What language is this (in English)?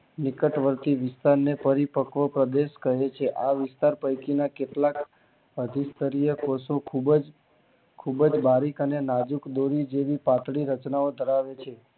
Gujarati